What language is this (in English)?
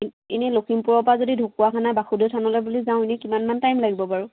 Assamese